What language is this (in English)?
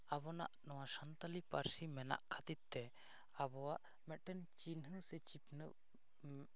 Santali